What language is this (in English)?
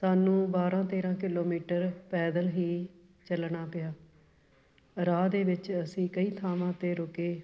Punjabi